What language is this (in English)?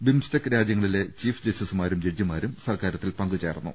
Malayalam